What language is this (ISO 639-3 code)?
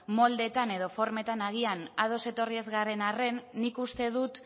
eus